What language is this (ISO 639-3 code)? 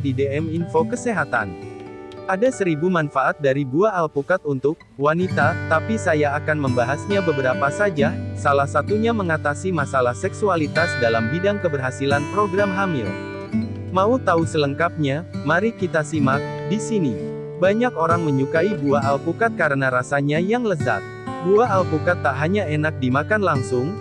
ind